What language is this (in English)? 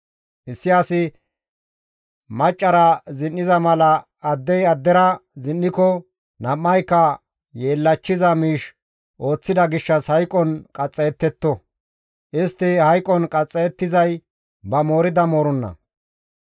Gamo